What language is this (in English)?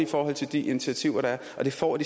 Danish